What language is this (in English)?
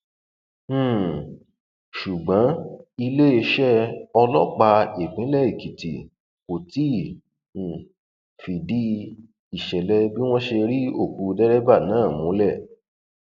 Yoruba